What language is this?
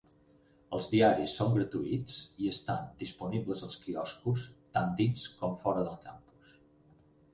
Catalan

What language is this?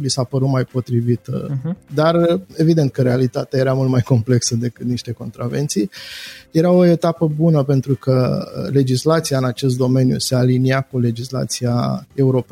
Romanian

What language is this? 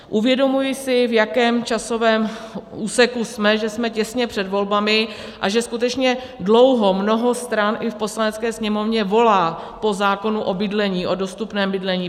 Czech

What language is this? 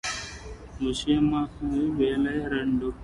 Telugu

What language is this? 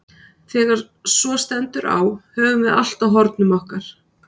Icelandic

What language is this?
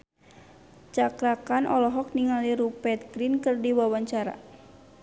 Sundanese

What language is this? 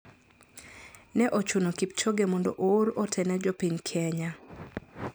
Luo (Kenya and Tanzania)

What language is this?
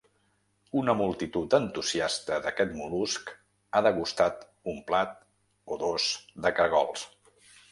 Catalan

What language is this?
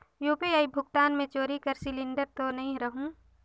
Chhattisgarhi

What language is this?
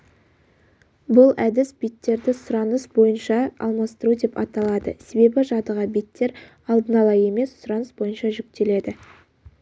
Kazakh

